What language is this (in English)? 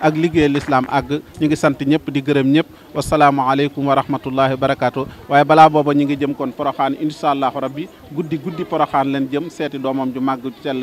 Arabic